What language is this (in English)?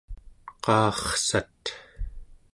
Central Yupik